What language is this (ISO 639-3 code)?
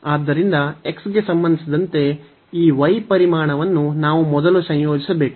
kan